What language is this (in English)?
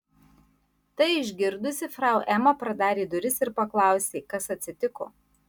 Lithuanian